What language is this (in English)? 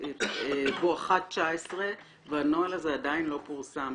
Hebrew